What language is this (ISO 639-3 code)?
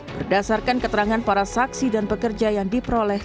ind